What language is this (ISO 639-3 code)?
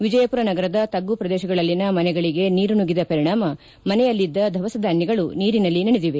kan